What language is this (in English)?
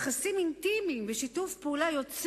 Hebrew